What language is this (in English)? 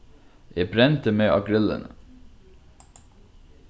Faroese